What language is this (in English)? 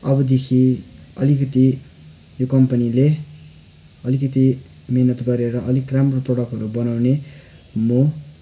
Nepali